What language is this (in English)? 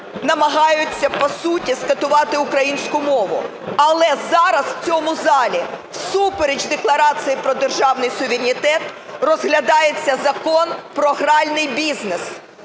Ukrainian